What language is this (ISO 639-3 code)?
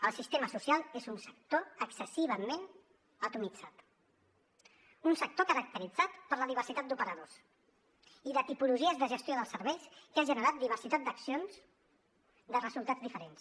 cat